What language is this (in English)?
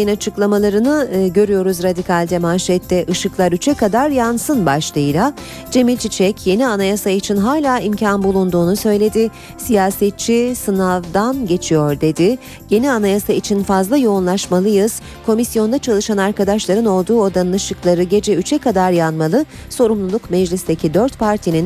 Turkish